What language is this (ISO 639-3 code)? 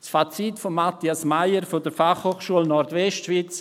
gsw